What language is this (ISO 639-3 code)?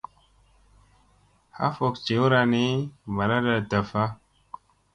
mse